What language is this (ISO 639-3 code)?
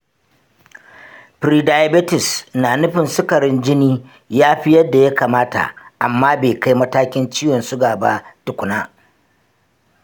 hau